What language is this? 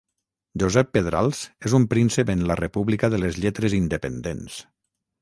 Catalan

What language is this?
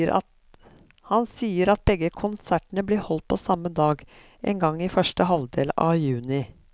Norwegian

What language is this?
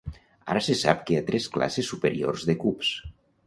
Catalan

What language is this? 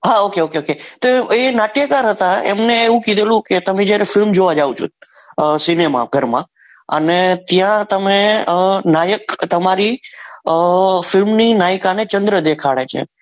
Gujarati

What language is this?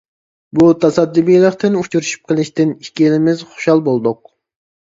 Uyghur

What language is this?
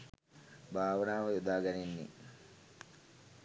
Sinhala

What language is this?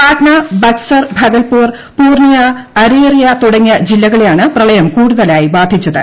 Malayalam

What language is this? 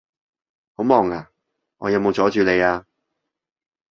Cantonese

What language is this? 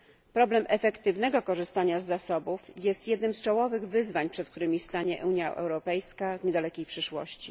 Polish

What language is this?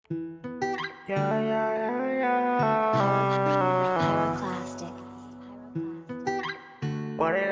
Spanish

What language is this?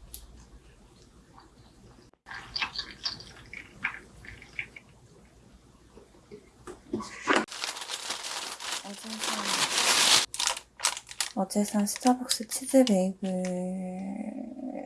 Korean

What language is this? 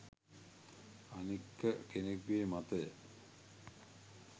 Sinhala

